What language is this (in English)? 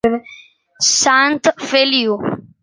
Italian